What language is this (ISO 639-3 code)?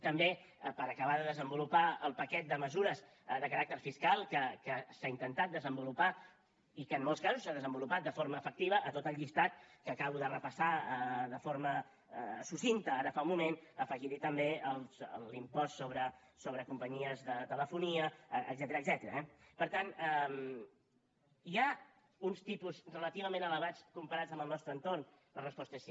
cat